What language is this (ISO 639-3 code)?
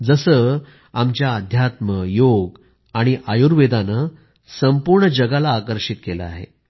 mar